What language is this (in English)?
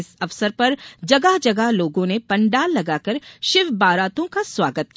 Hindi